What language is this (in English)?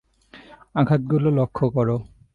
Bangla